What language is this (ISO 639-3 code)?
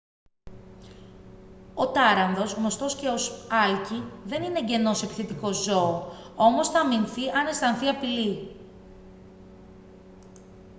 ell